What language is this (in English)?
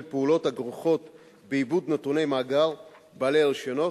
Hebrew